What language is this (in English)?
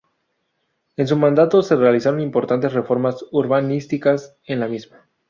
Spanish